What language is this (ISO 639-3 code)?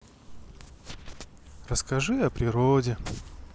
rus